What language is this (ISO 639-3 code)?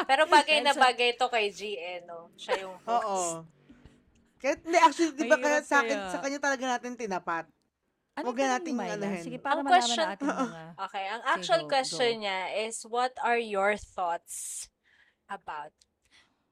fil